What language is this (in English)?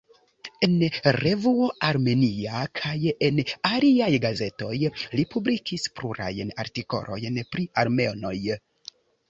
Esperanto